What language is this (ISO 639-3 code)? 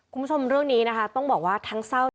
tha